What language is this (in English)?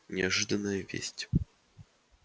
Russian